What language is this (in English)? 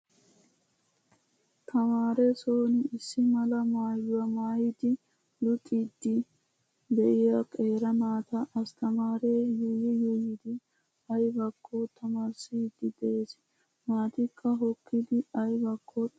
Wolaytta